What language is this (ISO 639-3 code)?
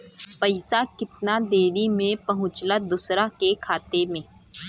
bho